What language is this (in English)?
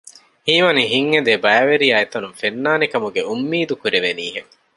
Divehi